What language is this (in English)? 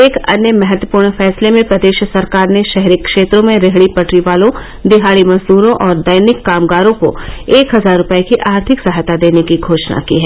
Hindi